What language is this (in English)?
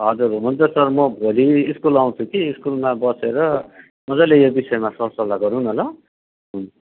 Nepali